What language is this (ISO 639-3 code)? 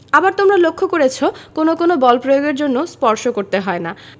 ben